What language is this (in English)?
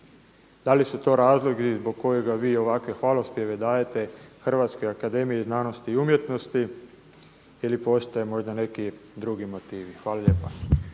Croatian